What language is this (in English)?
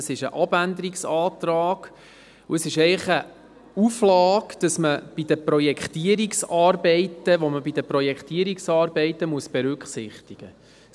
Swiss German